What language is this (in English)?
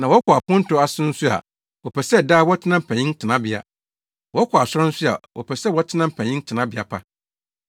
Akan